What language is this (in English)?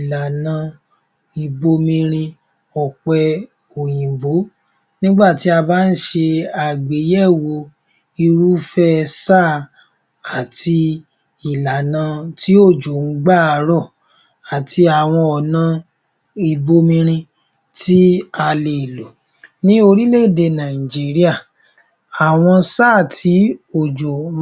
Yoruba